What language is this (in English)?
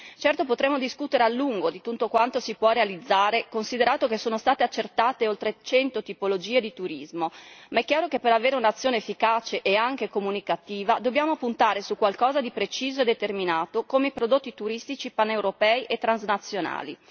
Italian